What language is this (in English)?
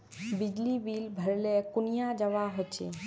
Magahi